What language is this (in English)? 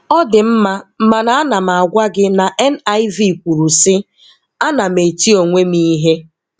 Igbo